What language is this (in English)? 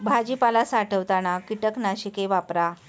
Marathi